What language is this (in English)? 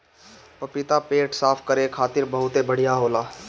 Bhojpuri